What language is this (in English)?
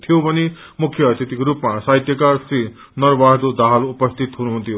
Nepali